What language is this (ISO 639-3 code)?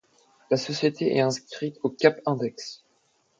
fra